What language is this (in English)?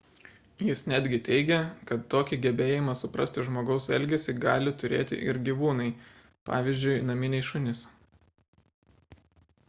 Lithuanian